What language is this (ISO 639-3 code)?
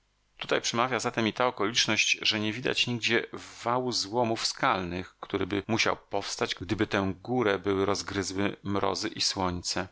pol